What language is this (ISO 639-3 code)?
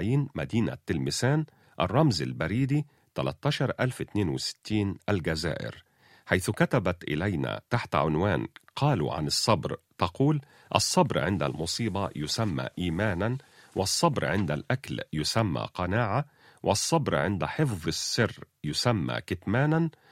ara